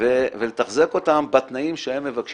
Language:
Hebrew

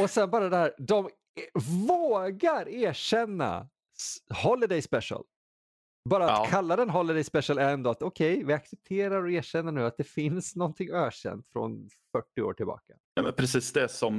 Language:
Swedish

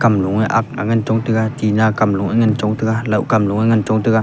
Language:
Wancho Naga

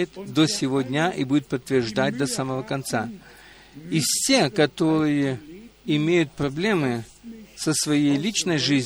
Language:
Russian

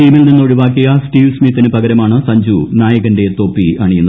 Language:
Malayalam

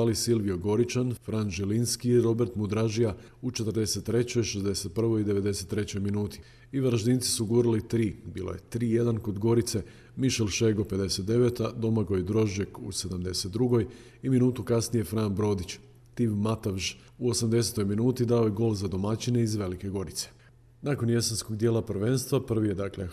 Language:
Croatian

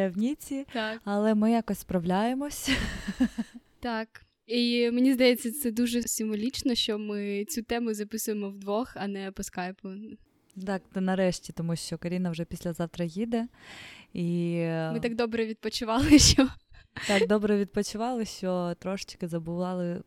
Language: Ukrainian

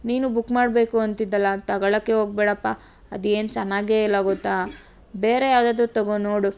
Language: Kannada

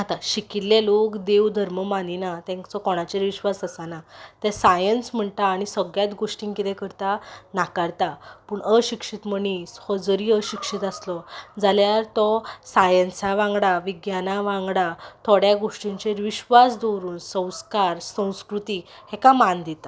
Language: Konkani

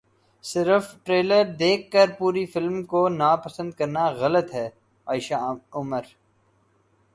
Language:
Urdu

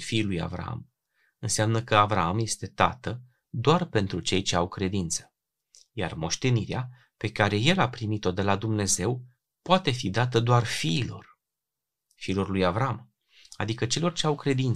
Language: Romanian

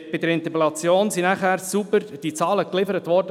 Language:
Swiss German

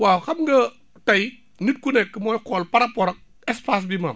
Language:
Wolof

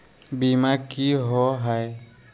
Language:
Magahi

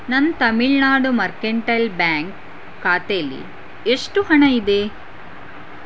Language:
Kannada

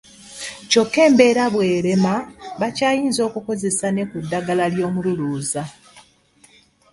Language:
Ganda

